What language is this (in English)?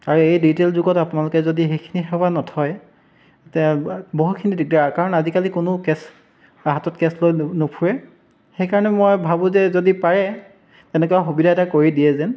Assamese